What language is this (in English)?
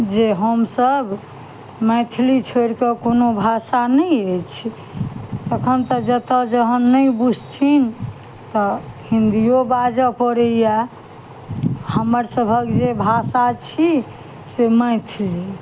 Maithili